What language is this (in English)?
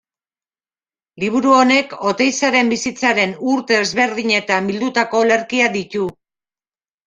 Basque